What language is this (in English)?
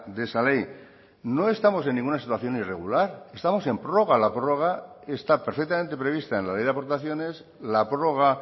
Spanish